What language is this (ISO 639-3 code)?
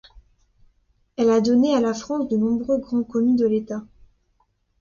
fra